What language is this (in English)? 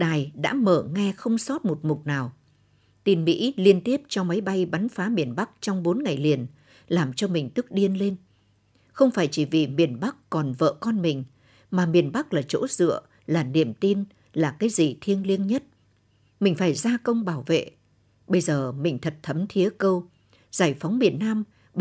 Vietnamese